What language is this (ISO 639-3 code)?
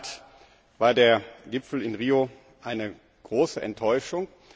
deu